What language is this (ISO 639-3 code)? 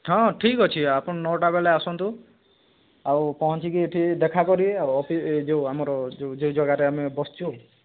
ori